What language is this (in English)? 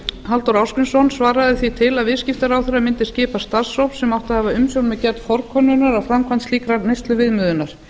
Icelandic